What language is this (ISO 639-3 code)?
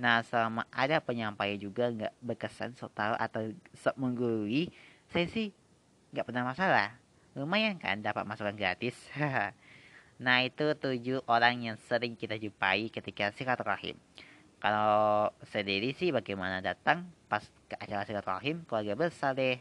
ind